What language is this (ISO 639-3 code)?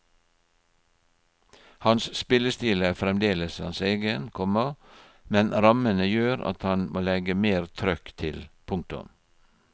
nor